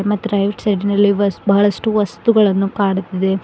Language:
Kannada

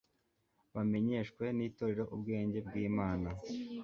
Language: Kinyarwanda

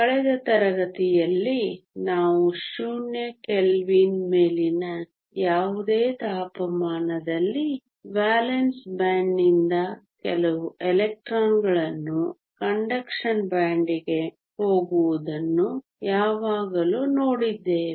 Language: Kannada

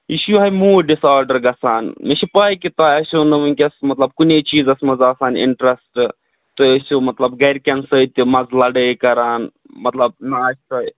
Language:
Kashmiri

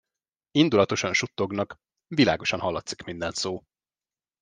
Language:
Hungarian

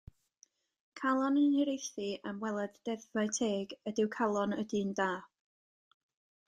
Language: Welsh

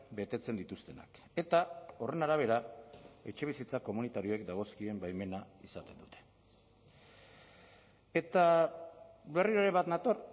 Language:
Basque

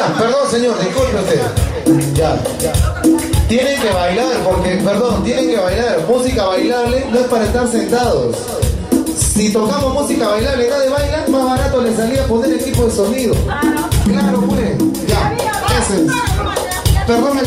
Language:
Spanish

